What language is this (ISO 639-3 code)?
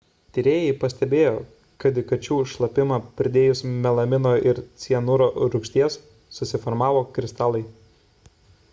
lit